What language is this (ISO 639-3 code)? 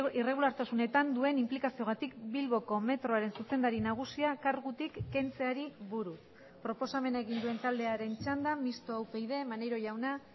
eus